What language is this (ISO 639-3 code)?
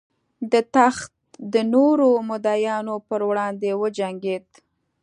pus